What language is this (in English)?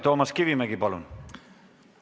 Estonian